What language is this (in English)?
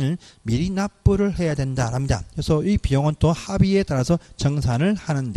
Korean